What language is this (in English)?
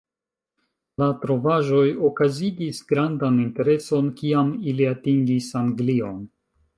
Esperanto